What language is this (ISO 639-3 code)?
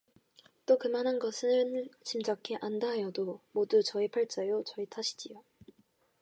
kor